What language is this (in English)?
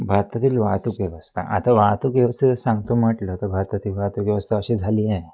Marathi